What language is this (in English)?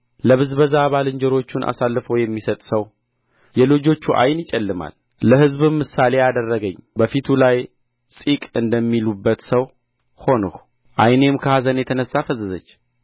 Amharic